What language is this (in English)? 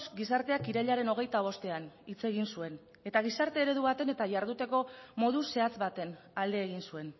Basque